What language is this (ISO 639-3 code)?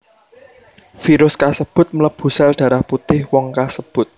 jav